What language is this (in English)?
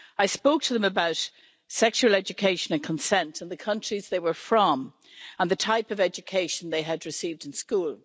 English